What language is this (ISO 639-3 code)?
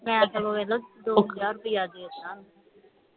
pan